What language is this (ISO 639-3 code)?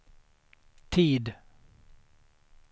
swe